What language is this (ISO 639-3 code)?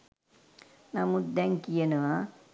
sin